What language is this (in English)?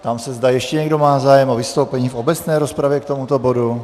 Czech